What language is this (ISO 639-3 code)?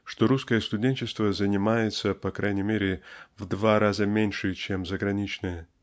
rus